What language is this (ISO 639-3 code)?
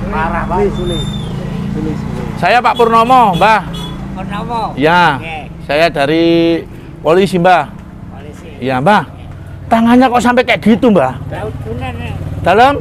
ind